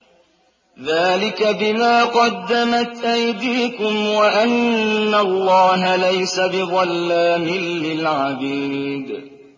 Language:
Arabic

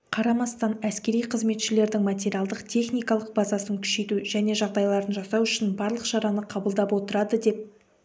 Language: Kazakh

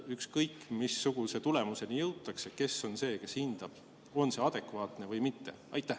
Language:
Estonian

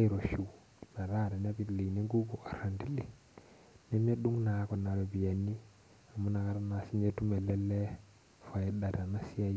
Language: Masai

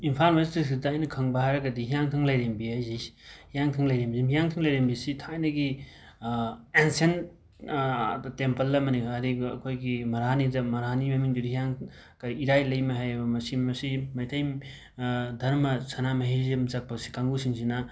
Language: Manipuri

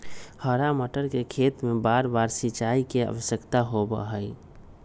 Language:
Magahi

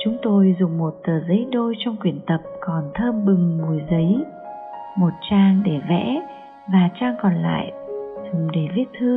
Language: Vietnamese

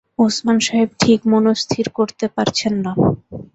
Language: Bangla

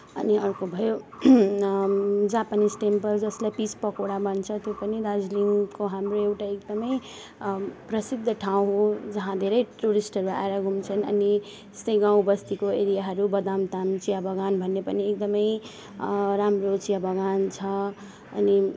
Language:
Nepali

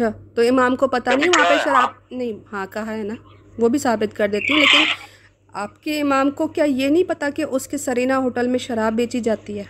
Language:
Urdu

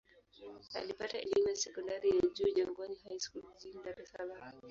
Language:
Swahili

